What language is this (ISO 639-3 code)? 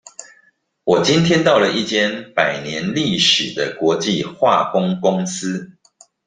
zho